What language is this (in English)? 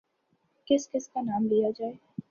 Urdu